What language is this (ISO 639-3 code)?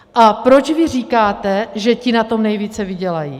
ces